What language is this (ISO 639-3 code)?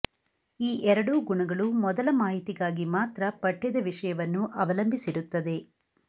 kan